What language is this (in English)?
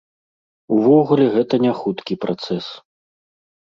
Belarusian